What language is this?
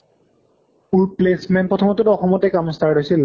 Assamese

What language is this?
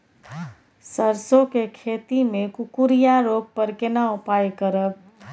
Maithili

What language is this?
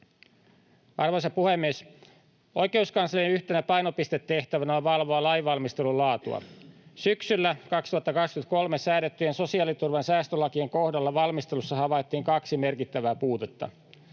Finnish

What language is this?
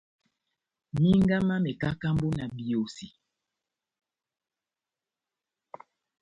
Batanga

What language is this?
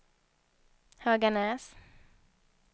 Swedish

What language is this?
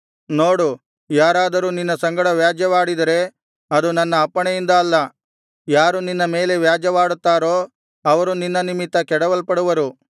Kannada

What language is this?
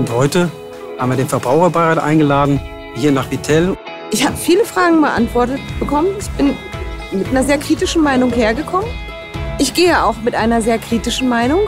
German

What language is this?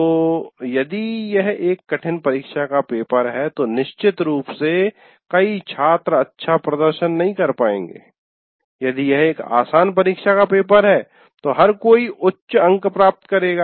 Hindi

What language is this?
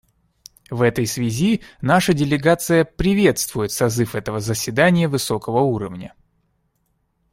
Russian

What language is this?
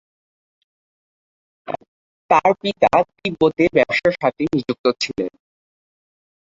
Bangla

